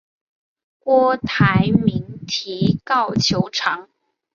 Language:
Chinese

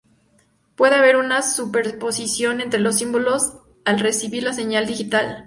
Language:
Spanish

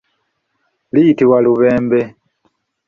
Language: Ganda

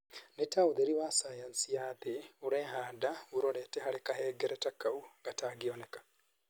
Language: Kikuyu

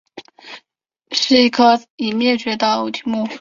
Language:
Chinese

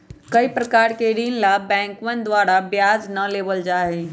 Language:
Magahi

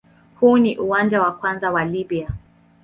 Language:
Swahili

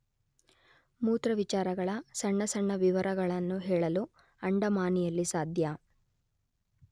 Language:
Kannada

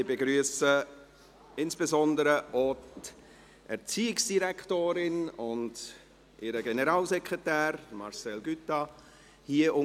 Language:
Swiss German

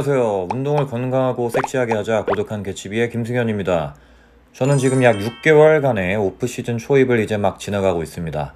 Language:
Korean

